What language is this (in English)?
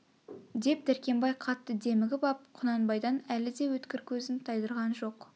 Kazakh